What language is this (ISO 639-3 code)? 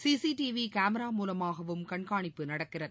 tam